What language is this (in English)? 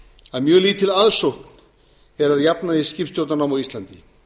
Icelandic